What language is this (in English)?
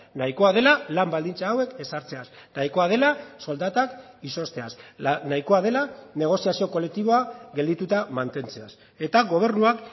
Basque